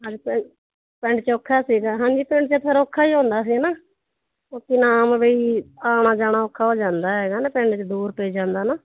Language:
Punjabi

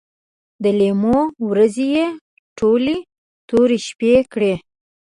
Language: Pashto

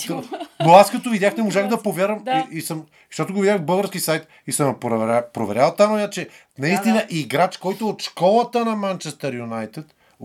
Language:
Bulgarian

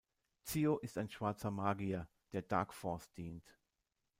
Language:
German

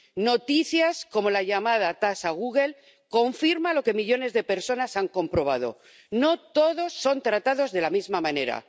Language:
Spanish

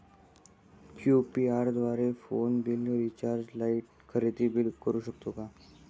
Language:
Marathi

